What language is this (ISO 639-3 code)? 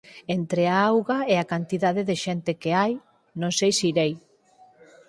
glg